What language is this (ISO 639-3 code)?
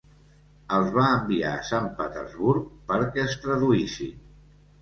cat